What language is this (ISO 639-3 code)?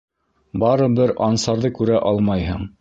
bak